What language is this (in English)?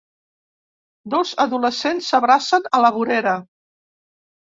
Catalan